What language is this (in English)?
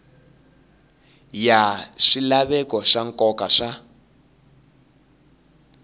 Tsonga